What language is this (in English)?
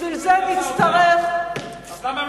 Hebrew